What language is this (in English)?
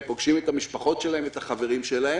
Hebrew